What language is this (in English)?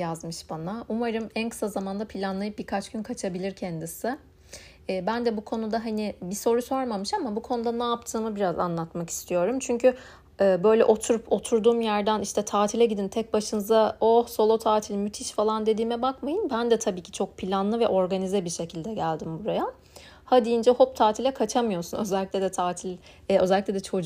Turkish